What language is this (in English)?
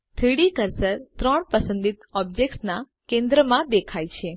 Gujarati